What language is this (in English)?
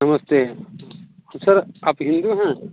Hindi